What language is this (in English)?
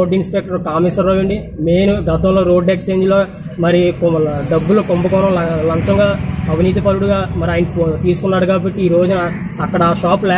English